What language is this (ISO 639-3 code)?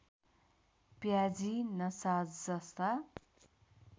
nep